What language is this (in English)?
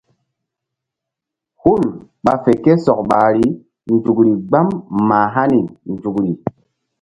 Mbum